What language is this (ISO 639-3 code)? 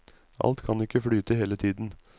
nor